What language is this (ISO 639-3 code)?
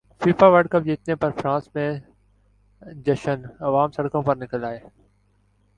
urd